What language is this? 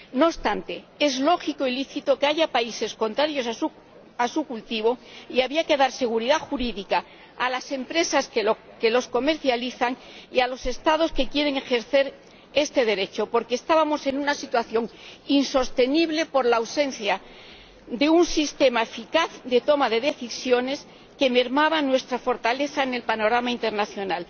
Spanish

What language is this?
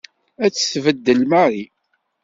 Kabyle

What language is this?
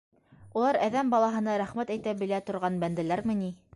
Bashkir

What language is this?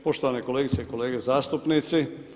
Croatian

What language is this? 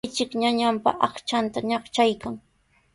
Sihuas Ancash Quechua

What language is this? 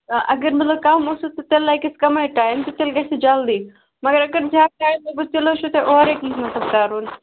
Kashmiri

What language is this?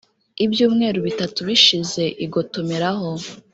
Kinyarwanda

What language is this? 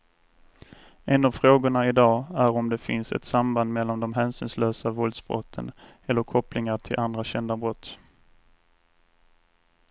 Swedish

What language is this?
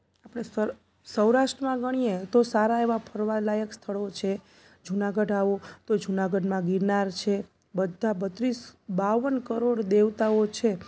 Gujarati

